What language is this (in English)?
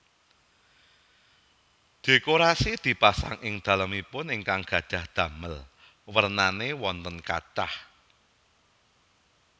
Javanese